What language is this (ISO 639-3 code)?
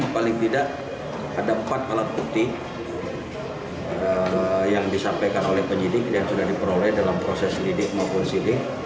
ind